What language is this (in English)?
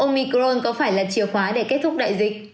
Vietnamese